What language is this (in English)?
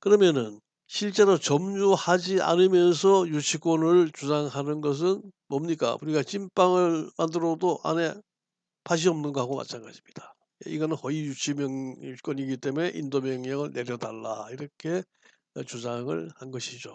Korean